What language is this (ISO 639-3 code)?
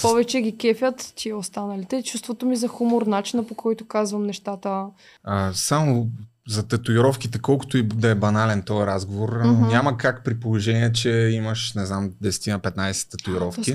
bul